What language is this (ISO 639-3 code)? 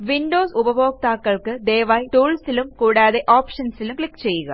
mal